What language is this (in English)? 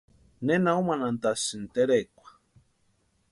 Western Highland Purepecha